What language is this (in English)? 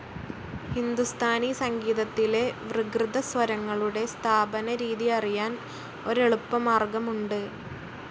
Malayalam